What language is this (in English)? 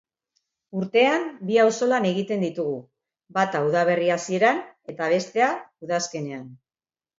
Basque